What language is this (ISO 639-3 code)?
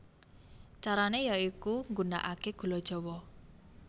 jav